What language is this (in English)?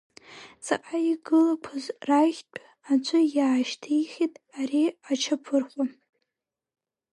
Abkhazian